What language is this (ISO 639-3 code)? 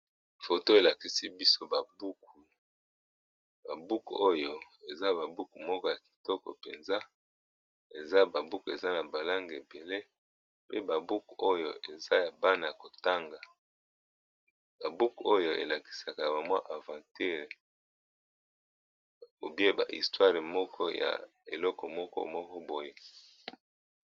lin